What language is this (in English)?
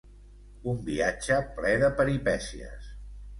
Catalan